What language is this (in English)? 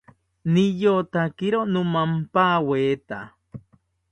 South Ucayali Ashéninka